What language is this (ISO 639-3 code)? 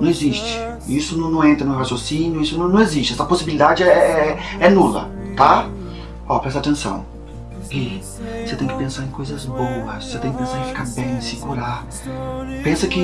por